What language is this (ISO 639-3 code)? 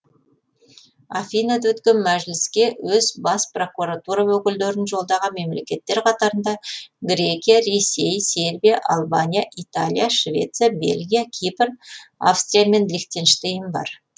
kaz